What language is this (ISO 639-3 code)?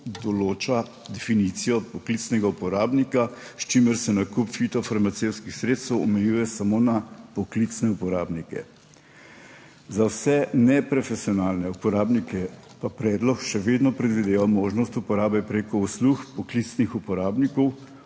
slv